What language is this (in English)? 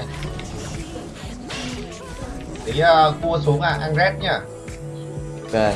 Vietnamese